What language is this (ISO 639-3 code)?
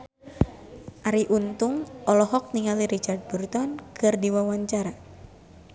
sun